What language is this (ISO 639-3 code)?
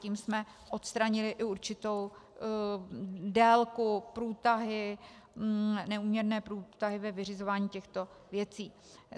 ces